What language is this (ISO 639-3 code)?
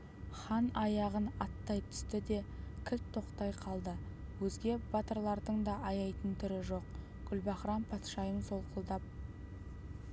kaz